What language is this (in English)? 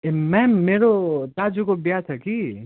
Nepali